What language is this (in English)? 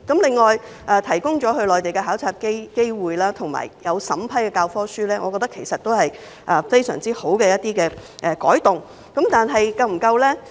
Cantonese